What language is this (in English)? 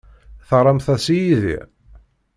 Kabyle